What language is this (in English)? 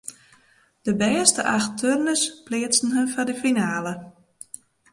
Western Frisian